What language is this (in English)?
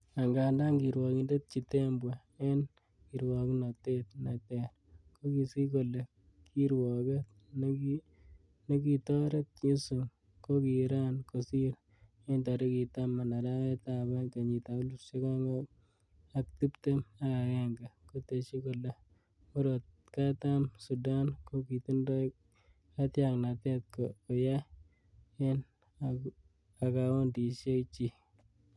Kalenjin